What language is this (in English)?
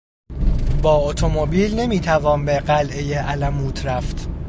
Persian